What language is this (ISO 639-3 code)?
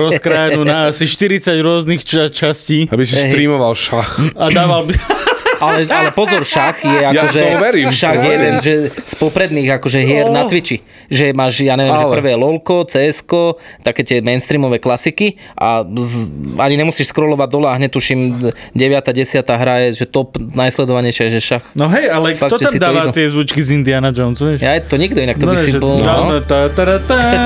slk